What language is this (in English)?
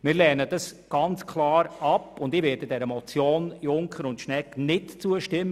Swiss German